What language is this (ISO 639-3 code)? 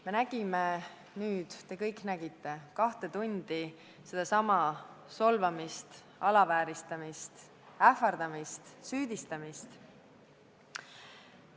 est